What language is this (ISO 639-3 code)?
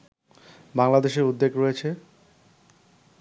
ben